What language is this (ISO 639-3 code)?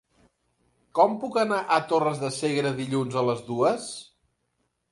cat